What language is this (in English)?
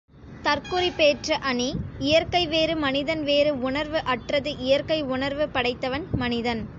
Tamil